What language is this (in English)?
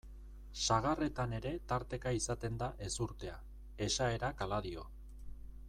Basque